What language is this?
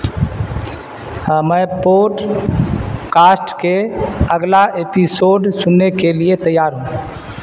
Urdu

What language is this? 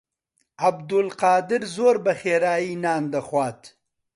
Central Kurdish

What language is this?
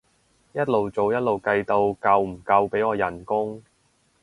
Cantonese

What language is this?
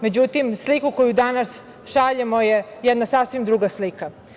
Serbian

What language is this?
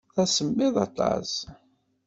Kabyle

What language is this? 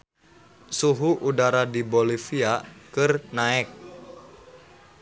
Sundanese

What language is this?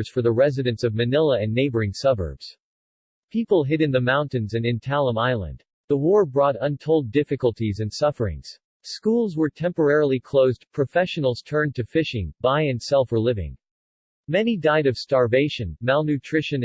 English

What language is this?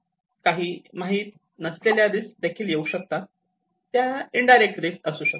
Marathi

